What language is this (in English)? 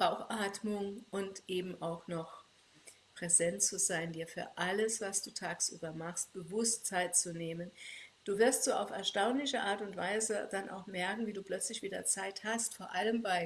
German